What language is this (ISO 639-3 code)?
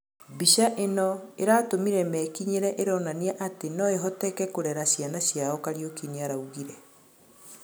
kik